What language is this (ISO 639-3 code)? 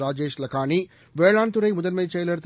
tam